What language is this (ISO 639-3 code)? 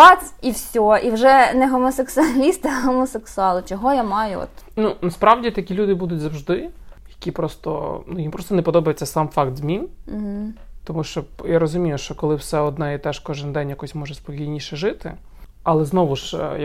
ukr